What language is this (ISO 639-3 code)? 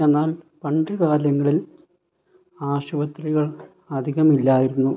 mal